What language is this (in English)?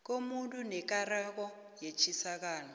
South Ndebele